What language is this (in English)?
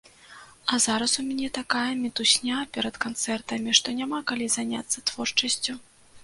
Belarusian